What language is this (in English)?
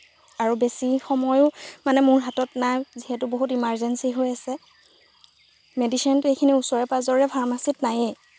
Assamese